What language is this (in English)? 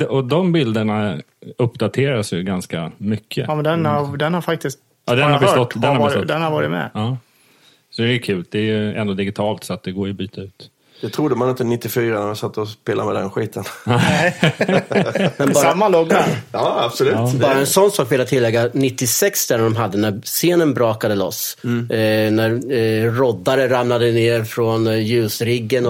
Swedish